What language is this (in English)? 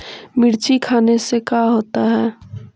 Magahi